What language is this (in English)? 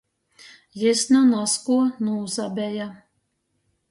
Latgalian